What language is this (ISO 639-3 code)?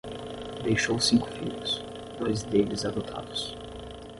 por